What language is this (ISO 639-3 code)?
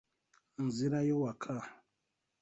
lug